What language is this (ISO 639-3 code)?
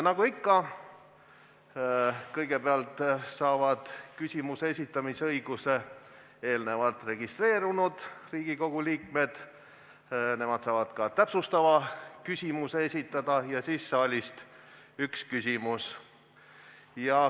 est